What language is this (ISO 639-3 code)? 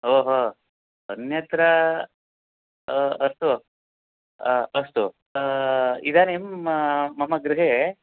san